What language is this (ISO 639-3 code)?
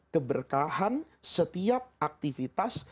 ind